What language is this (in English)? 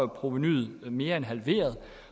Danish